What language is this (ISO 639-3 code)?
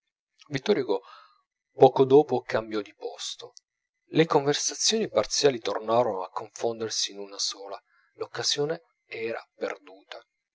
ita